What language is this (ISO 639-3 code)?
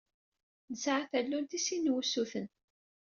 kab